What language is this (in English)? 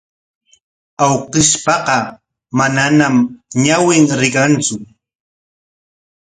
Corongo Ancash Quechua